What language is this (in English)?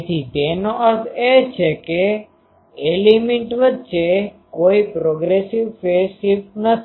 Gujarati